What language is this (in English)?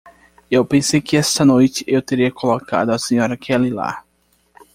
Portuguese